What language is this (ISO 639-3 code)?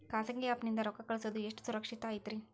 kan